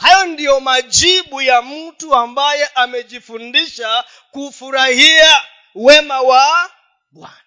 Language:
Swahili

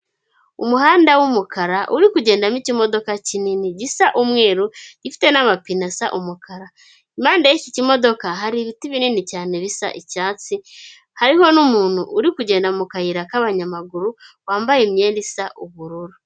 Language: Kinyarwanda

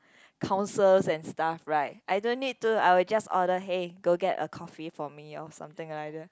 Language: English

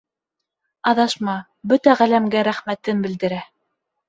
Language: Bashkir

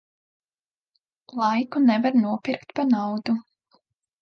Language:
Latvian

